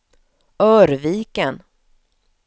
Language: Swedish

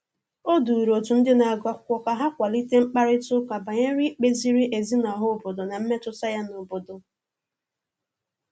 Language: Igbo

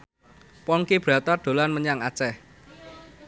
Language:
Javanese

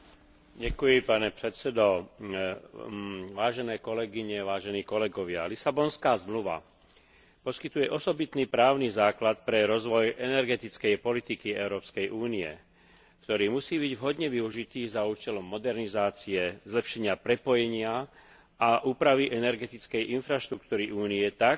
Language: Slovak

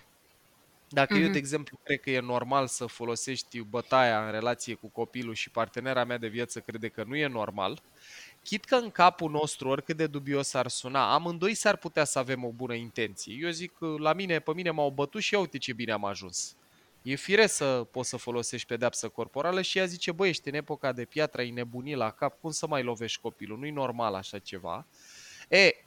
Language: Romanian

